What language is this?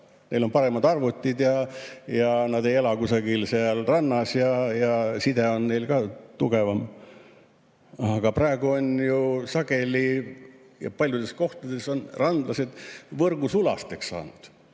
Estonian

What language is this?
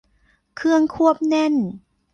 Thai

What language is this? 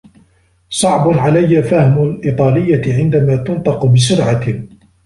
Arabic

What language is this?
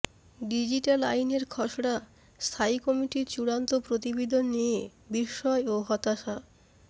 Bangla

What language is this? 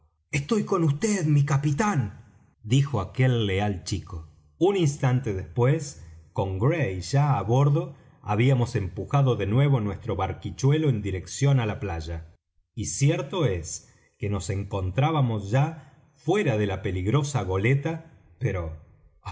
Spanish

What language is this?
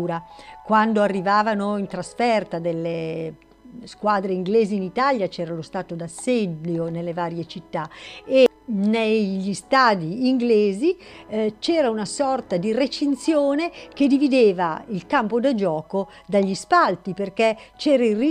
Italian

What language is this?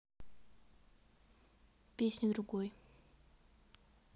Russian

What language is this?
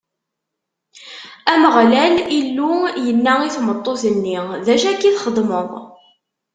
Kabyle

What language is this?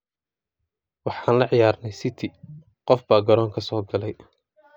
Somali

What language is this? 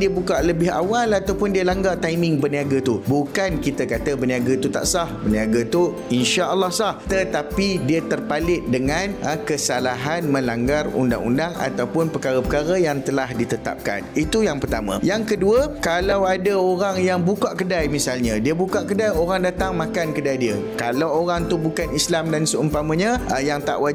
Malay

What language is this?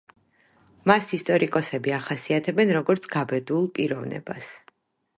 Georgian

